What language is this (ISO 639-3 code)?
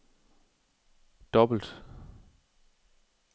dan